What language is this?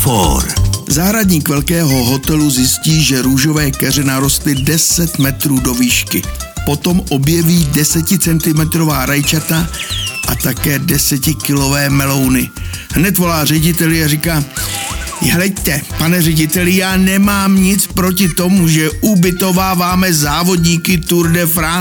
Czech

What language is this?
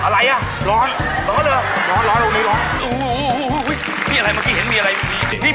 Thai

